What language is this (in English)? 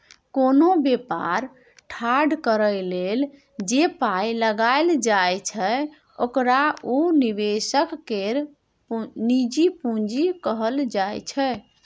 Maithili